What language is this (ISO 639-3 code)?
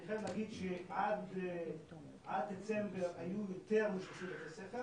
heb